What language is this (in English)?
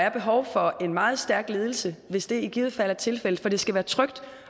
Danish